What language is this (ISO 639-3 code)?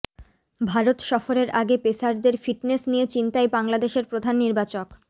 ben